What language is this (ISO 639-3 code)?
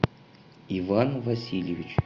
rus